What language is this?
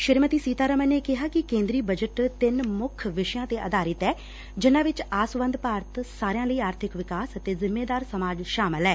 Punjabi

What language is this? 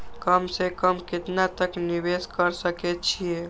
Maithili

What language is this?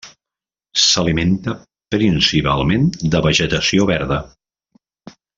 Catalan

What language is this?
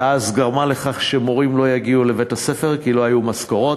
Hebrew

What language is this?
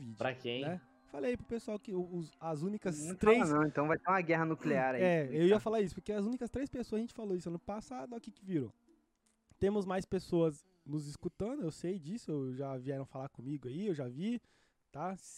Portuguese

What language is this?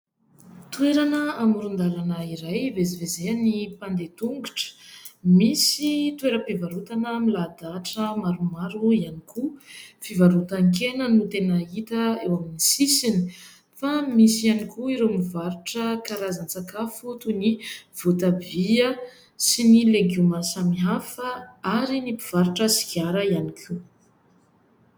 Malagasy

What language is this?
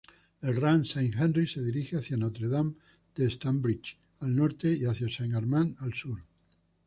Spanish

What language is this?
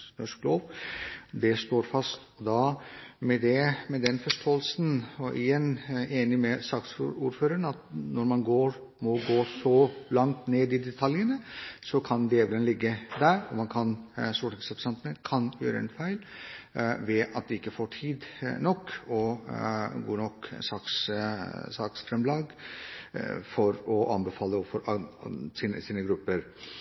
Norwegian Bokmål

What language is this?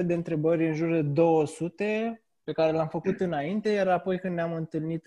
Romanian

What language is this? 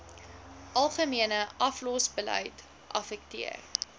Afrikaans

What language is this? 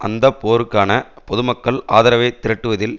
Tamil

